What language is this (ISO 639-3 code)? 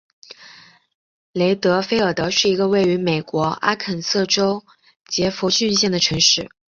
zho